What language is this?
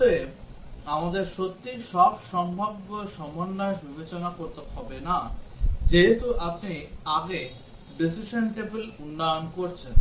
Bangla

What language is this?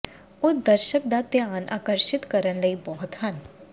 Punjabi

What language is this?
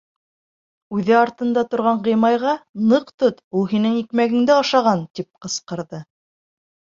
Bashkir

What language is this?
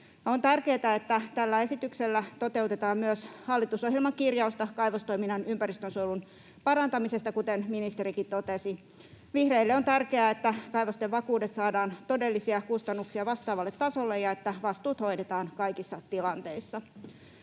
Finnish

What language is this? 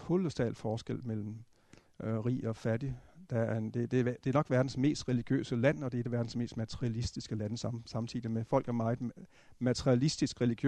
Danish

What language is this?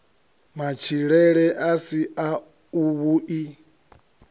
Venda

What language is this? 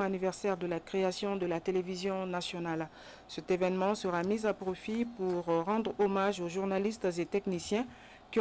French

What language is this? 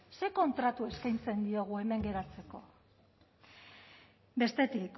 Basque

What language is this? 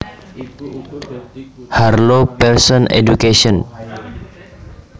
Javanese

